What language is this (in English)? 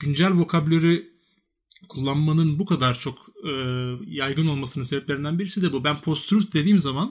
Turkish